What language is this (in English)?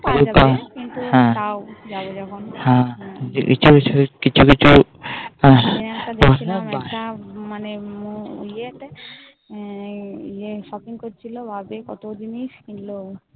Bangla